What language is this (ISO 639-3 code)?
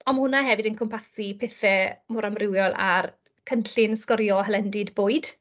cym